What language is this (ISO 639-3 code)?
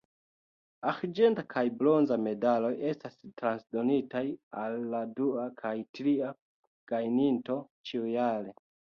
epo